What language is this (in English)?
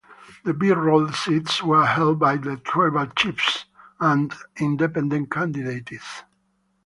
English